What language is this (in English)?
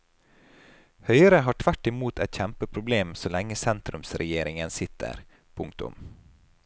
Norwegian